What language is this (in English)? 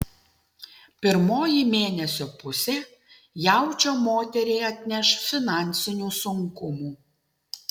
Lithuanian